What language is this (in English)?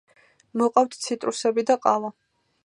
Georgian